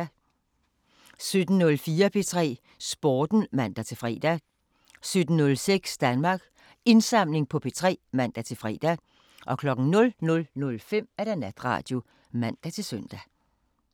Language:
Danish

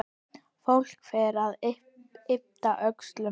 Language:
Icelandic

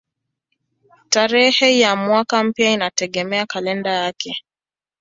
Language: Swahili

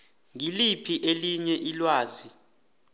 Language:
South Ndebele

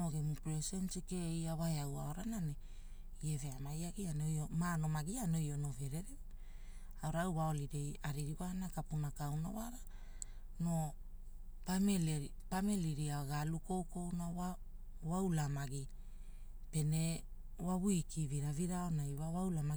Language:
Hula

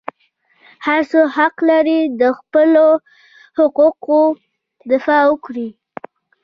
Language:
Pashto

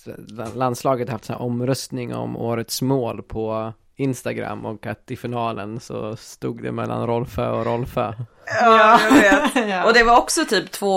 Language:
Swedish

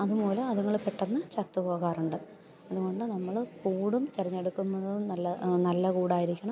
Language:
Malayalam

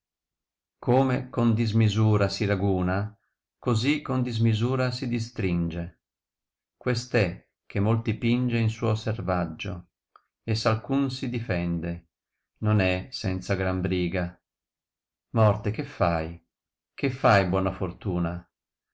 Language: Italian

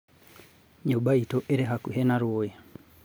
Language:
Kikuyu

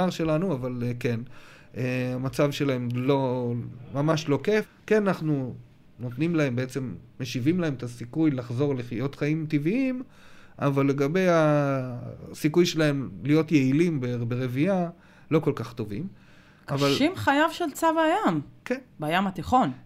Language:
Hebrew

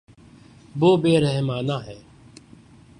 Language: Urdu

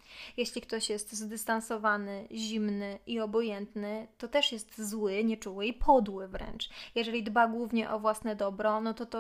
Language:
Polish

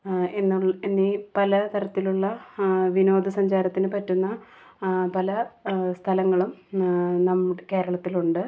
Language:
Malayalam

